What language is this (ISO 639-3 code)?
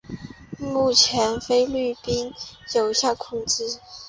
zho